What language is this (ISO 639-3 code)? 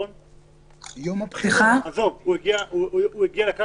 heb